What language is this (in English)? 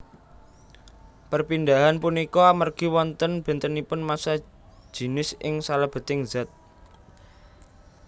Javanese